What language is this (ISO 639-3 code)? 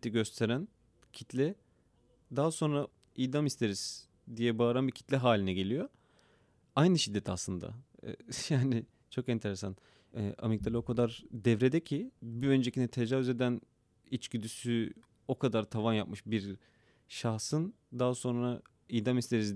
tur